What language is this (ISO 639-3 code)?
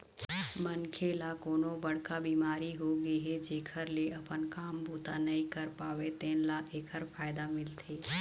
hne